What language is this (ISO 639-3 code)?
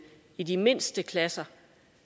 dan